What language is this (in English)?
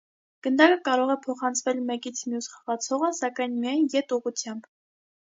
Armenian